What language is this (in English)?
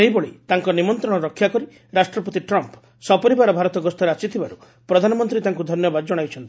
Odia